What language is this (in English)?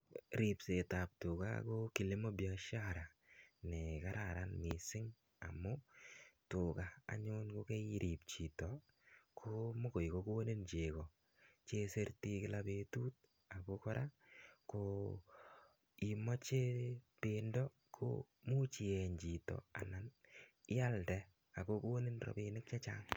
Kalenjin